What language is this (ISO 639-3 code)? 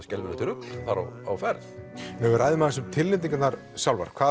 isl